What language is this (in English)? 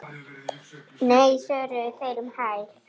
Icelandic